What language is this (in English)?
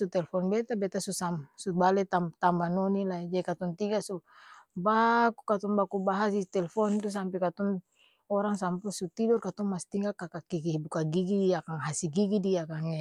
Ambonese Malay